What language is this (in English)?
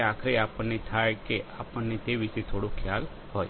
Gujarati